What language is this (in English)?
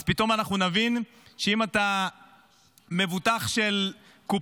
Hebrew